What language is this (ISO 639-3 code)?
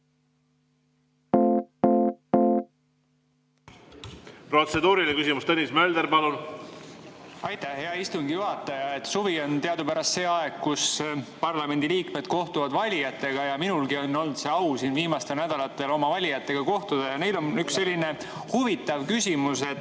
est